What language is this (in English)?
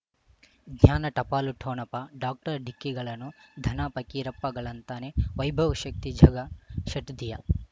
Kannada